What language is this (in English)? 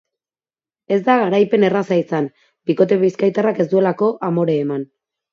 Basque